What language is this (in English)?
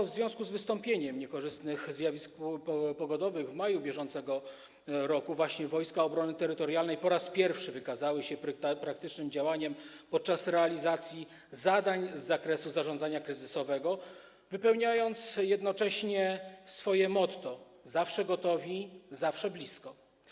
Polish